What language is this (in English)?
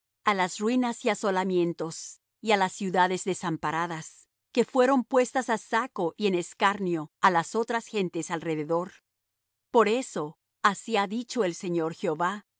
Spanish